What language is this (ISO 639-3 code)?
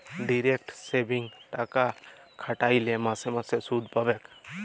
ben